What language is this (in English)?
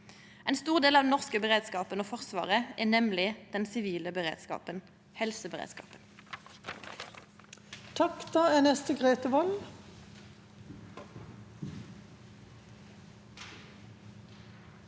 Norwegian